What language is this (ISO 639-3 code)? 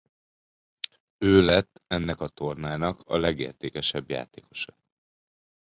hun